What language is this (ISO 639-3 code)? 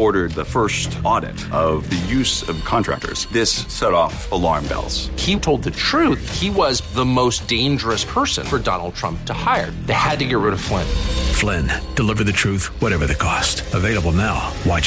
eng